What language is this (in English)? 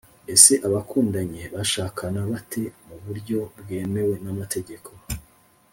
Kinyarwanda